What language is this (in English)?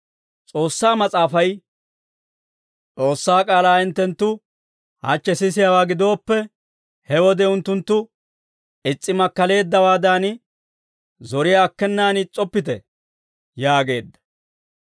Dawro